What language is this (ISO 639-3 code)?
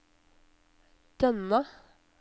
nor